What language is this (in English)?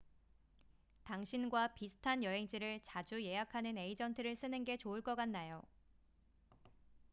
Korean